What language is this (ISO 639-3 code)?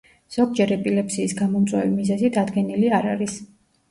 kat